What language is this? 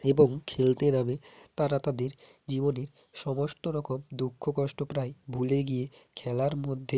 Bangla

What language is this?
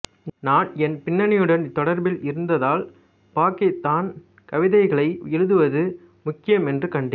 Tamil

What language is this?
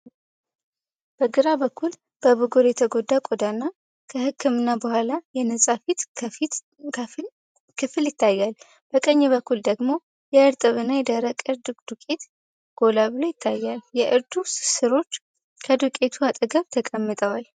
Amharic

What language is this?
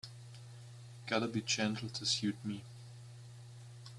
English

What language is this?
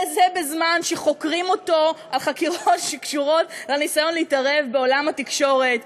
Hebrew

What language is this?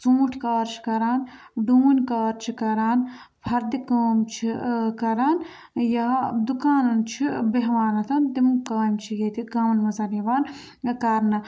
Kashmiri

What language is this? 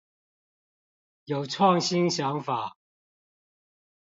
Chinese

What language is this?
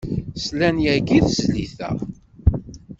Kabyle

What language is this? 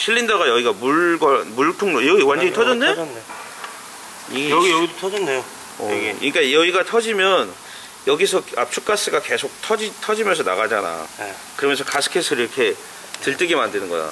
Korean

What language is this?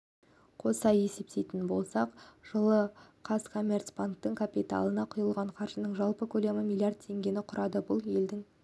Kazakh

